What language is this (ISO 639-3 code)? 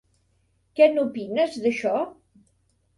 cat